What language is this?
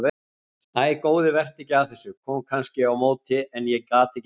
Icelandic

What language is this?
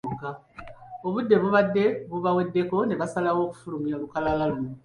Ganda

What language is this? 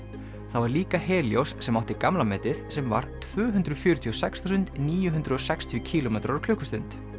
Icelandic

